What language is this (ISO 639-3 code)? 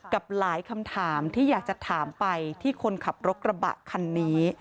tha